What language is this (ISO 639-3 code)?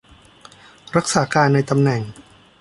tha